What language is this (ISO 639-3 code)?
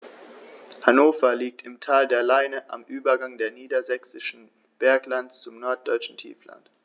deu